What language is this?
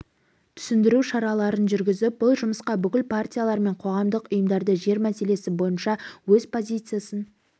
Kazakh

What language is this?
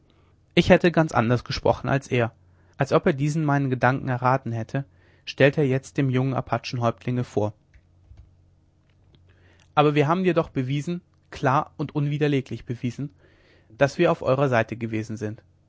German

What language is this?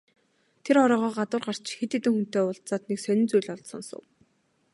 Mongolian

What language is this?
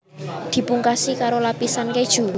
Javanese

